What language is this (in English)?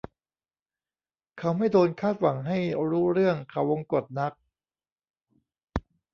Thai